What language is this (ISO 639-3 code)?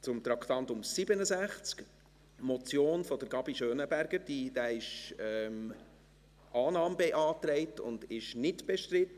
gsw